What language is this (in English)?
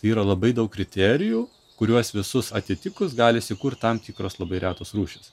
Lithuanian